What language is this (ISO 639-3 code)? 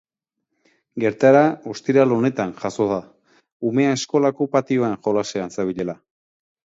eus